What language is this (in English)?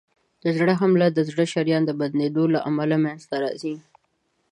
Pashto